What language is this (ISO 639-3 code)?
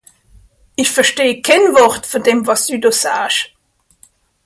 gsw